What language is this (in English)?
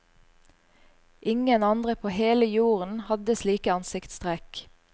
Norwegian